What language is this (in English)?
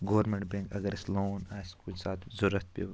Kashmiri